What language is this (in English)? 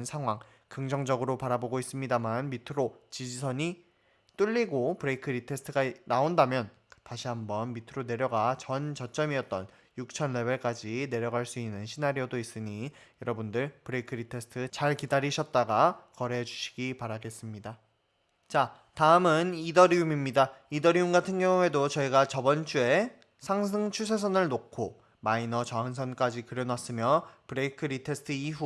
Korean